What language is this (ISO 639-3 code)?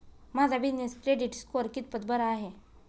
mar